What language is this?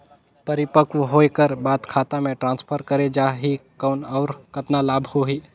Chhattisgarhi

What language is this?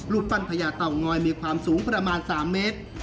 Thai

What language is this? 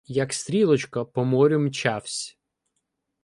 Ukrainian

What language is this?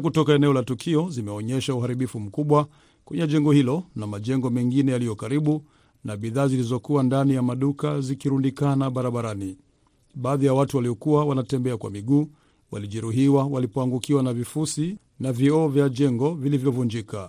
Swahili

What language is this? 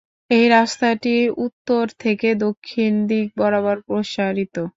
Bangla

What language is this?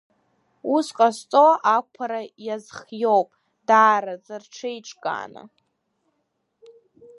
Abkhazian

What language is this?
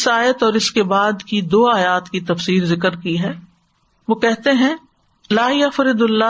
Urdu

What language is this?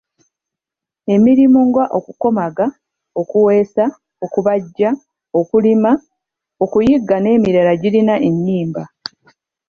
Ganda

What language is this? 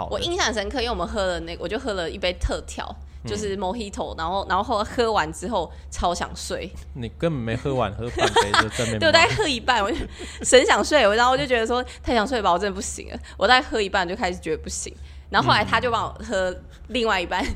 Chinese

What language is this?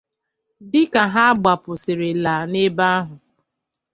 Igbo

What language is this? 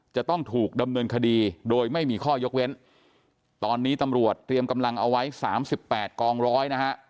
Thai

